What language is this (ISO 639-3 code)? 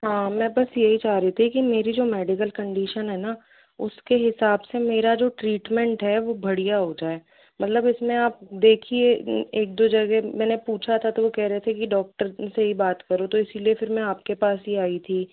hin